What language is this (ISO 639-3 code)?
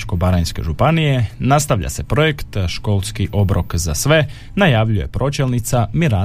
hrv